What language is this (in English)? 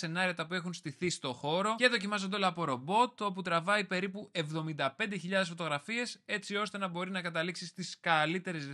Greek